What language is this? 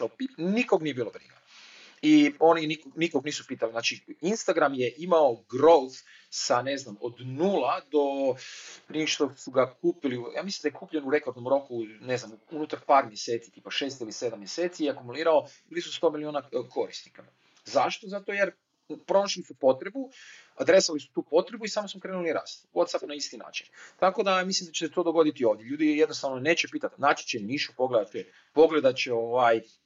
Croatian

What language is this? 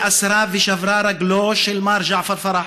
Hebrew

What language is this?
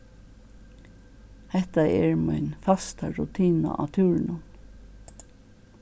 Faroese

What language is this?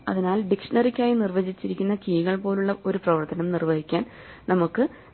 Malayalam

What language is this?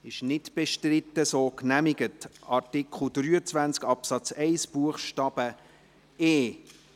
Swiss German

